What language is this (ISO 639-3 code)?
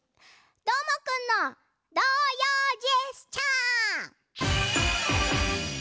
jpn